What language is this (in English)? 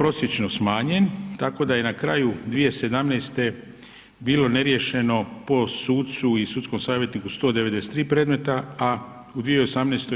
Croatian